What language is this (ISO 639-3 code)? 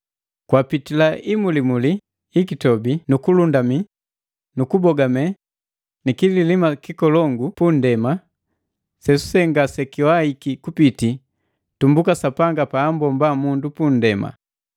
mgv